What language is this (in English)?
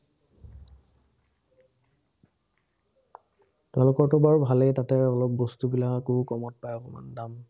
Assamese